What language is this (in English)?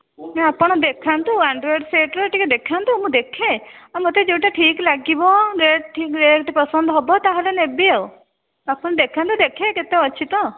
Odia